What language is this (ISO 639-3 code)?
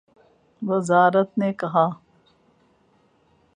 urd